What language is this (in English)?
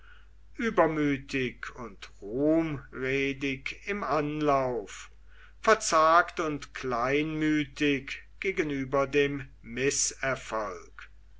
German